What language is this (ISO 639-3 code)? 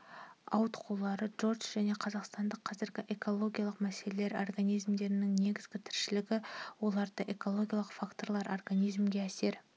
kaz